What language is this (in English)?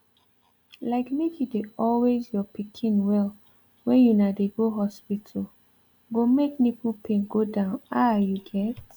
Nigerian Pidgin